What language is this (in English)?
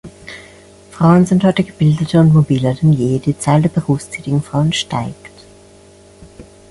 German